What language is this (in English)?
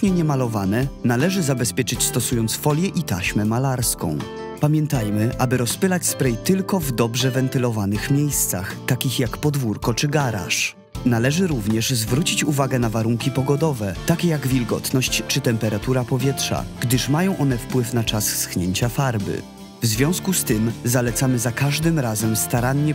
Polish